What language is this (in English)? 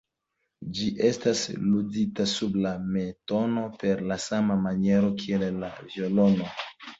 Esperanto